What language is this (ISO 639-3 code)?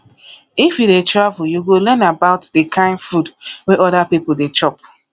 pcm